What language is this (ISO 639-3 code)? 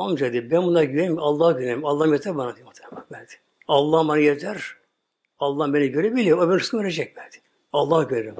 tur